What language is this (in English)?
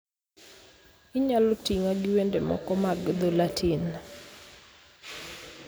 Luo (Kenya and Tanzania)